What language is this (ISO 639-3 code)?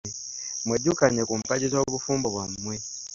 lug